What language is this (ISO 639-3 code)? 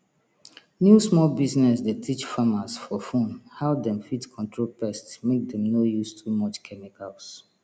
pcm